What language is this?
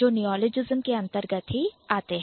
Hindi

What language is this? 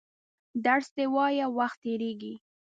Pashto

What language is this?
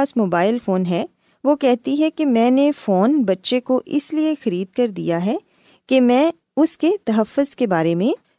Urdu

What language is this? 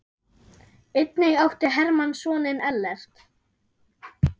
Icelandic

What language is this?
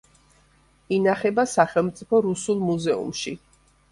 Georgian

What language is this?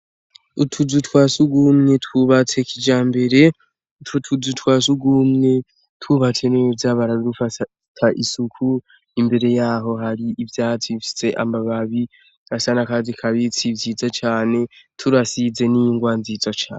Rundi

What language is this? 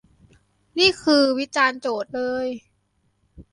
Thai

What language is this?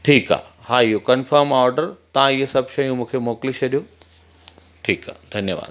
Sindhi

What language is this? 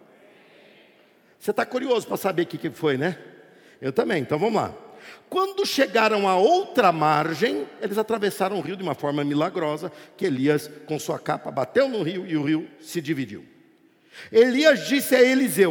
Portuguese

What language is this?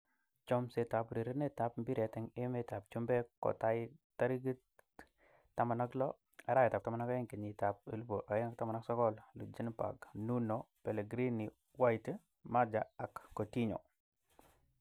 Kalenjin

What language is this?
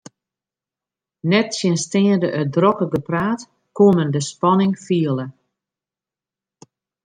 Western Frisian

